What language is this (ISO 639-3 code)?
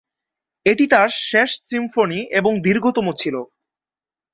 ben